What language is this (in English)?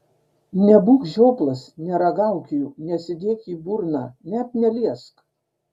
Lithuanian